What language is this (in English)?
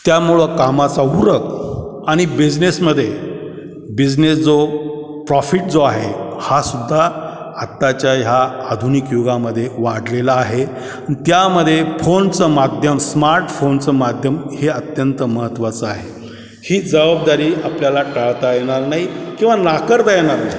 Marathi